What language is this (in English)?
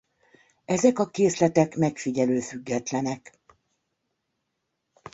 Hungarian